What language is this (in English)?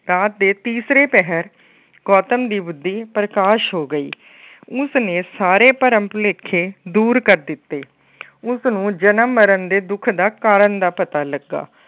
Punjabi